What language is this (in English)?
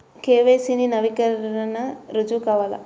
Telugu